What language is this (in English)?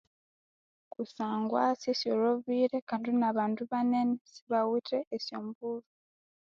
Konzo